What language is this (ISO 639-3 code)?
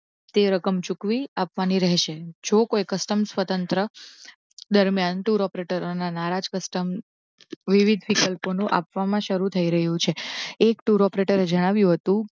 guj